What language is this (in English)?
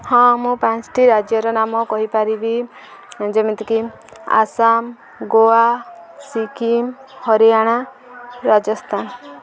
Odia